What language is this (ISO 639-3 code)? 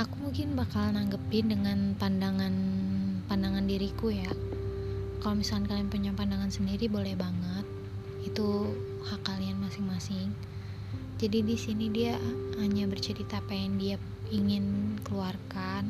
ind